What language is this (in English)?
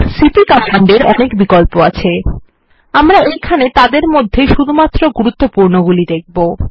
Bangla